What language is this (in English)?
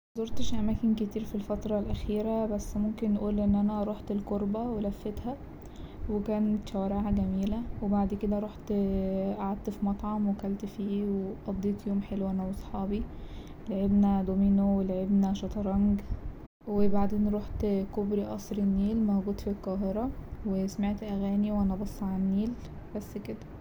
Egyptian Arabic